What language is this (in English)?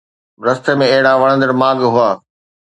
Sindhi